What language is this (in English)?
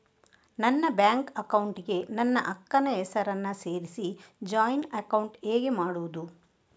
Kannada